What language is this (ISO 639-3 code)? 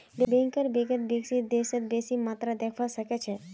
mag